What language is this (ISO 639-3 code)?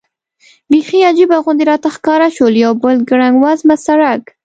pus